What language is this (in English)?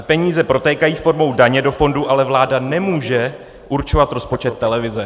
Czech